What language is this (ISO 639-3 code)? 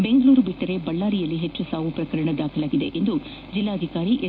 kan